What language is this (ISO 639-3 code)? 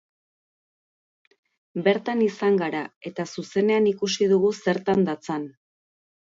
eus